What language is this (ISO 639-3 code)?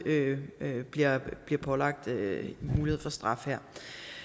dan